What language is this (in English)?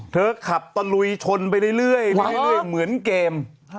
Thai